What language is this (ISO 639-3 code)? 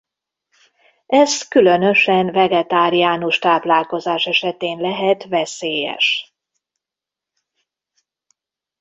hun